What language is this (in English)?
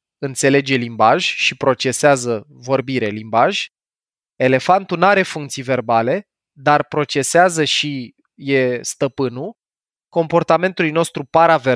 Romanian